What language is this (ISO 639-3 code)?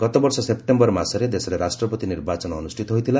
ori